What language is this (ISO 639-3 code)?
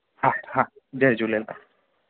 snd